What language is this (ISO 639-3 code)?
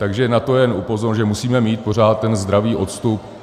ces